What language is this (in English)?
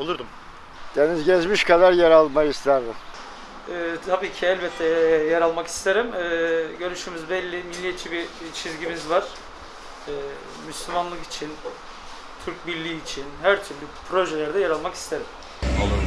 Turkish